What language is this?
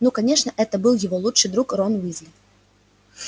Russian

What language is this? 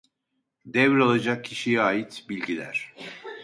Turkish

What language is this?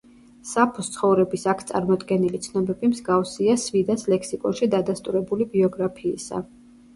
Georgian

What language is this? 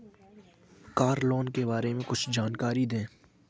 Hindi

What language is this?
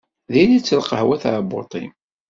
Kabyle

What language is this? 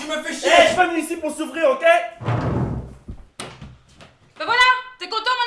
French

